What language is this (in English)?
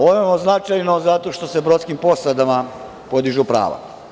Serbian